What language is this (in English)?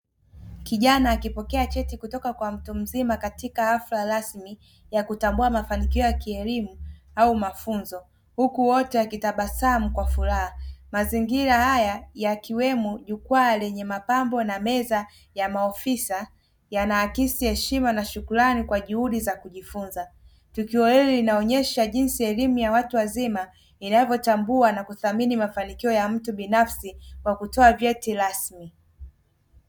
Swahili